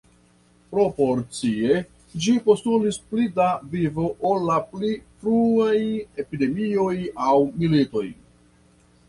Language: Esperanto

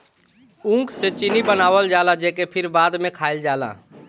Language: Bhojpuri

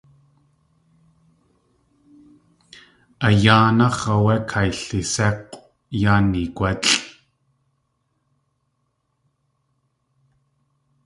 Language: Tlingit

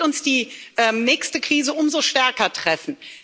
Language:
German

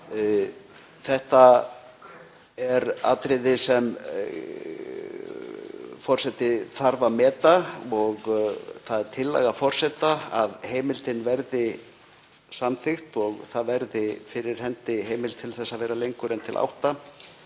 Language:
Icelandic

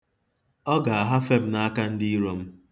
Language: Igbo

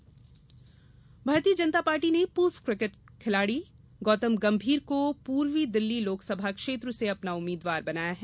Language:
Hindi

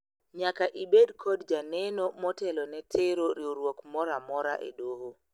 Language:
Luo (Kenya and Tanzania)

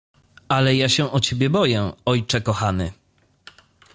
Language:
Polish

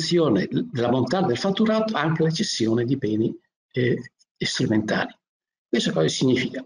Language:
Italian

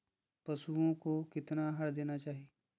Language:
Magahi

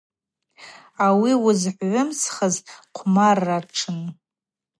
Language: Abaza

